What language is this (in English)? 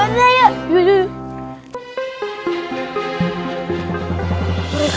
Indonesian